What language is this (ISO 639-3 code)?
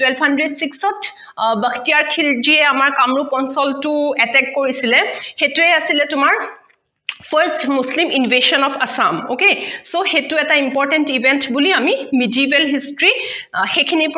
asm